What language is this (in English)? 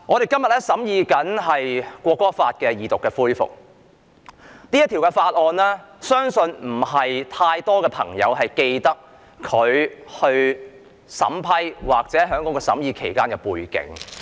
Cantonese